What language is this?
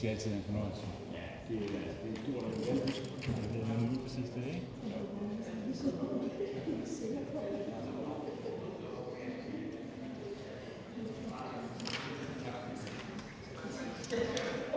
Danish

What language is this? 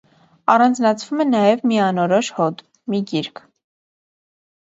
Armenian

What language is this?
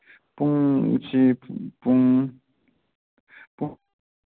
Manipuri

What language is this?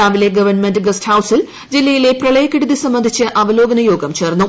Malayalam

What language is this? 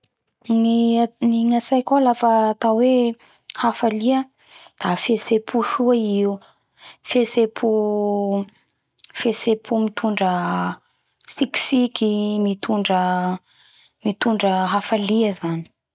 Bara Malagasy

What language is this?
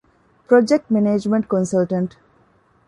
Divehi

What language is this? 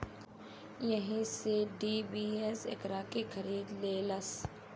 Bhojpuri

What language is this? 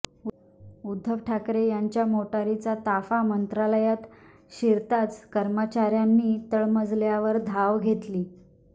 Marathi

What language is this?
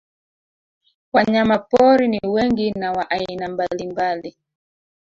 Swahili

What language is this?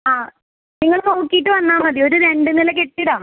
Malayalam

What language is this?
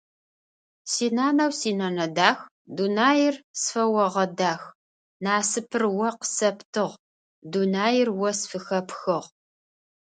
Adyghe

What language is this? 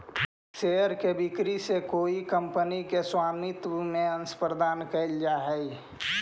Magahi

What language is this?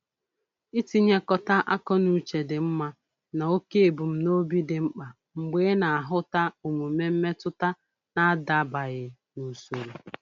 Igbo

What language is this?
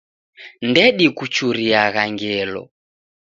Taita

